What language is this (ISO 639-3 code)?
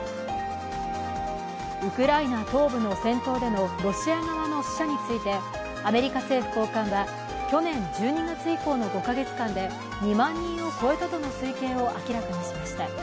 jpn